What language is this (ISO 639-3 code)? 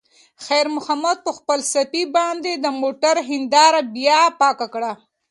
pus